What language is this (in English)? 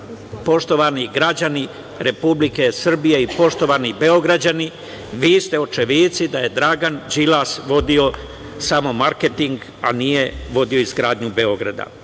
Serbian